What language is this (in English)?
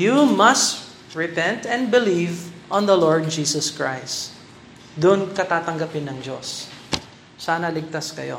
Filipino